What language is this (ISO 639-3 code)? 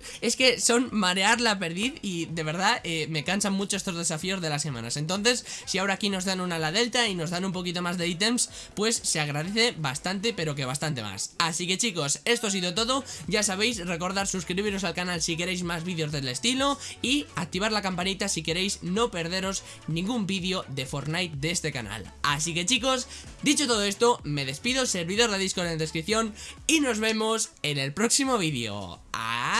spa